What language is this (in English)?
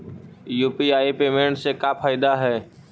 Magahi